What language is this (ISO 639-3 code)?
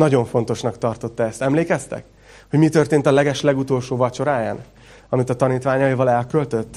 hun